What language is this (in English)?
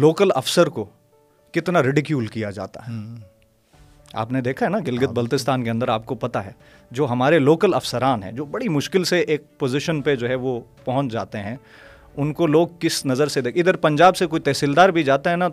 Urdu